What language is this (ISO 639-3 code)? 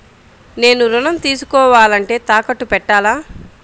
tel